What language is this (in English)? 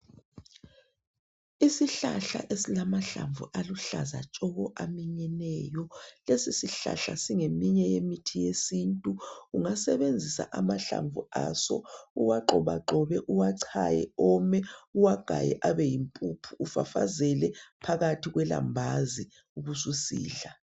North Ndebele